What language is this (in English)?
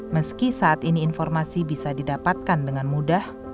Indonesian